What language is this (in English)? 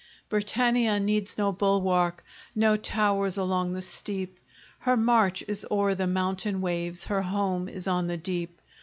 English